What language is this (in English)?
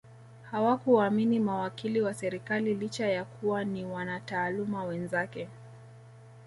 Swahili